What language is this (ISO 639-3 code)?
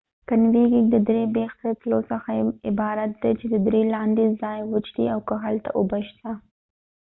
pus